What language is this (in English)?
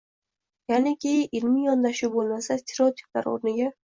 Uzbek